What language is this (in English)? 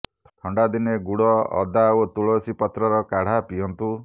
Odia